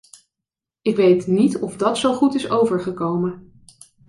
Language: Dutch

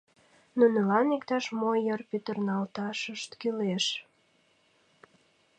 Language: Mari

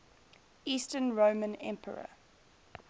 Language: English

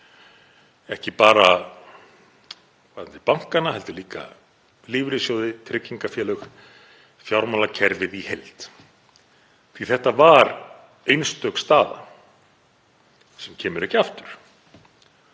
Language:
Icelandic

